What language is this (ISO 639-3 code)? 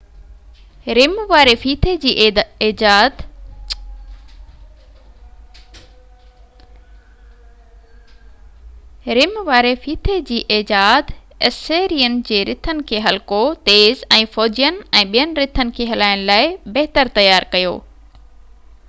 snd